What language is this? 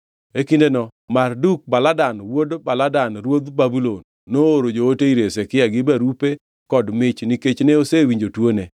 Luo (Kenya and Tanzania)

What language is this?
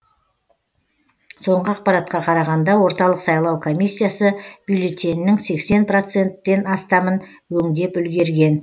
Kazakh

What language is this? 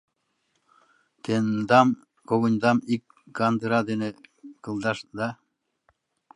Mari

